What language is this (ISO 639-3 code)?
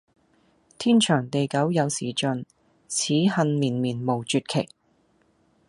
yue